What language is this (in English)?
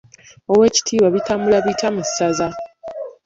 Ganda